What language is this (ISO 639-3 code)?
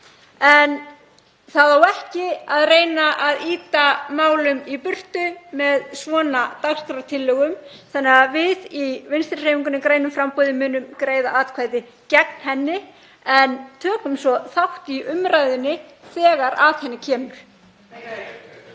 isl